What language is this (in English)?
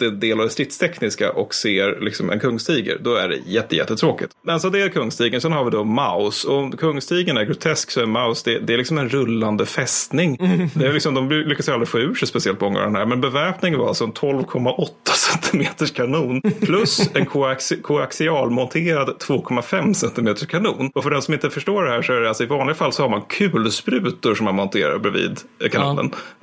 Swedish